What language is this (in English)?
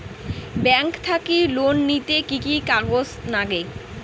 Bangla